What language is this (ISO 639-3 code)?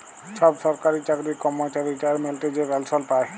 ben